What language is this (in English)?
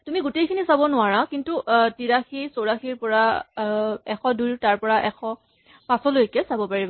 Assamese